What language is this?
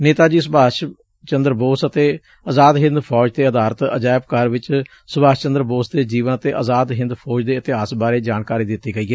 Punjabi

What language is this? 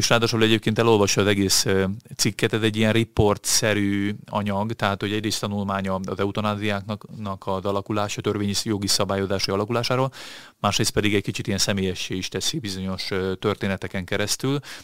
Hungarian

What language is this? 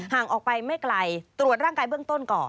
Thai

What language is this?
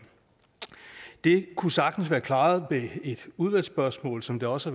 Danish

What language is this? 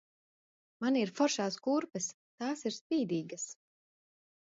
Latvian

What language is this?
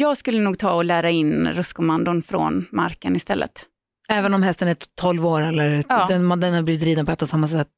Swedish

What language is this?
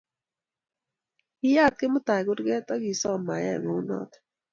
Kalenjin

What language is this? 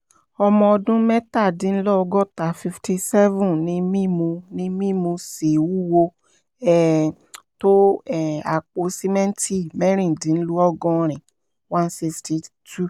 Yoruba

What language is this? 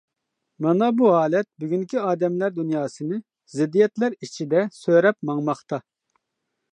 Uyghur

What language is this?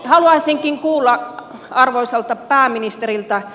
Finnish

